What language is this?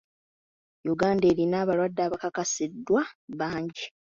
Ganda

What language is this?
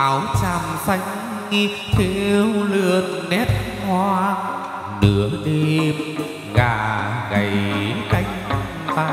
Vietnamese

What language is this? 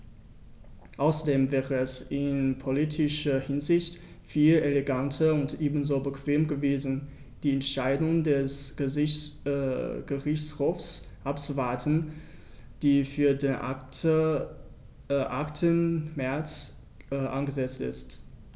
German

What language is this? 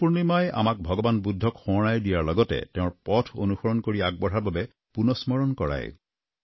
Assamese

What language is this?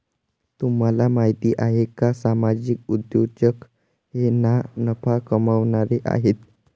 Marathi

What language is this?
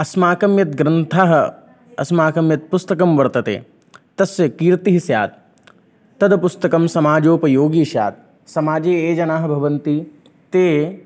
Sanskrit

